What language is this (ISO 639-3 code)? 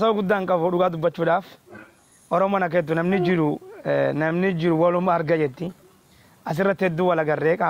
ara